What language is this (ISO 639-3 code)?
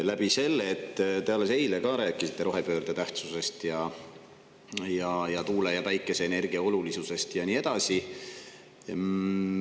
est